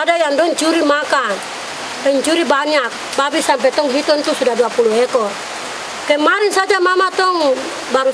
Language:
Indonesian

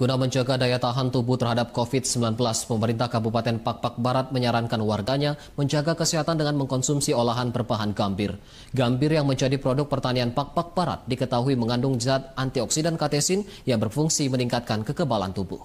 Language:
Indonesian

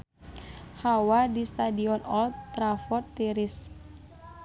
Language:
Sundanese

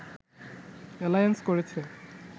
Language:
Bangla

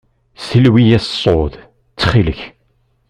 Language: Kabyle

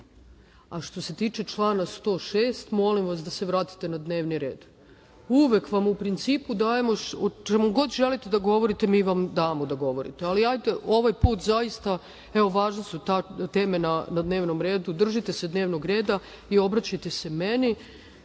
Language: Serbian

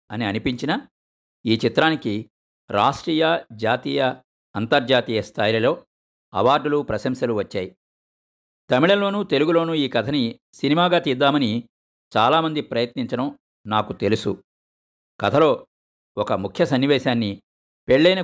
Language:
Telugu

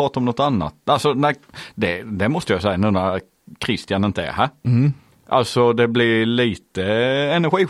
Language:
Swedish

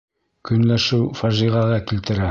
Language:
Bashkir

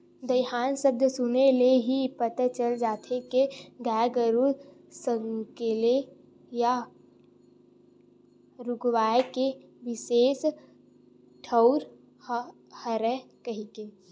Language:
Chhattisgarhi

